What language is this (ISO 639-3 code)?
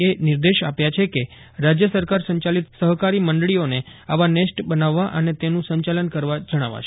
guj